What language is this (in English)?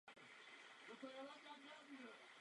Czech